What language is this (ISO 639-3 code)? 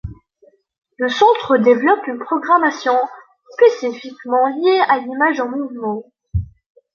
fra